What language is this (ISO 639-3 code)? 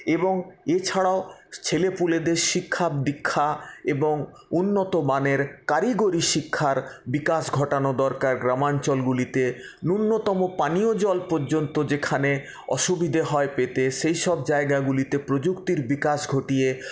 ben